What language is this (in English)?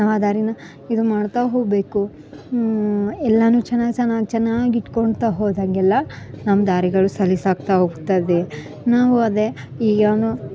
Kannada